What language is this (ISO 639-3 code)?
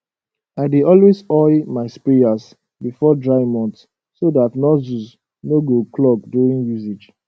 pcm